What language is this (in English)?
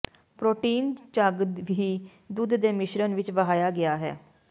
Punjabi